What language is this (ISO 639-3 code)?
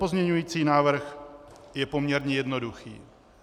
ces